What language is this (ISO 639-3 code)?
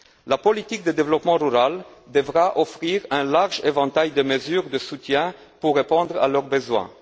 fra